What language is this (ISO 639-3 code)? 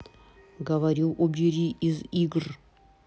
rus